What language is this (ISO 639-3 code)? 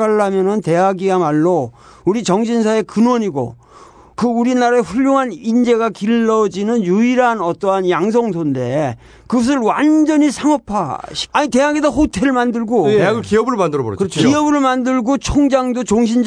kor